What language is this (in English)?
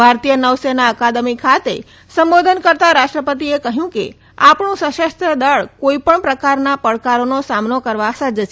Gujarati